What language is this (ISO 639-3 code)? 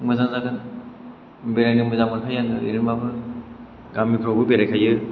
brx